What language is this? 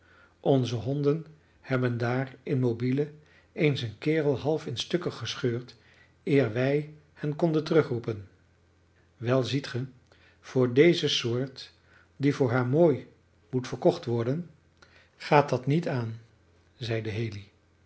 Dutch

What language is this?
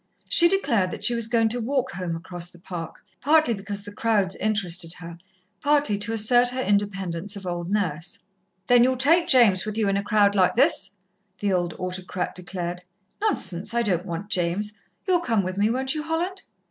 English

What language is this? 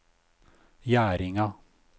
Norwegian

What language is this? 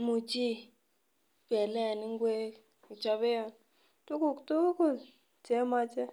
Kalenjin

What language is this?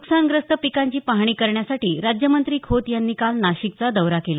Marathi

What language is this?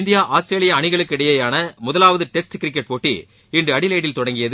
Tamil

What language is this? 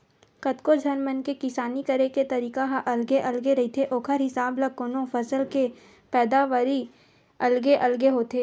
Chhattisgarhi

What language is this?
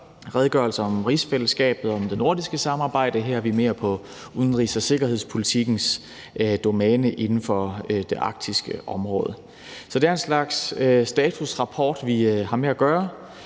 Danish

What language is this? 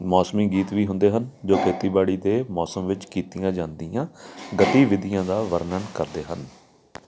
Punjabi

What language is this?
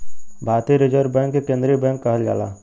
Bhojpuri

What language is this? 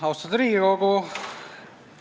Estonian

